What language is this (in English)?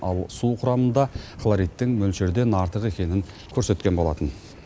Kazakh